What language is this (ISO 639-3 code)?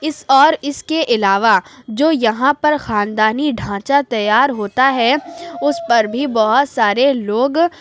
urd